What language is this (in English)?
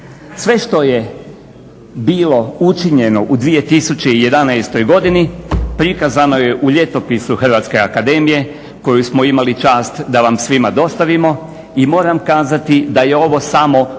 Croatian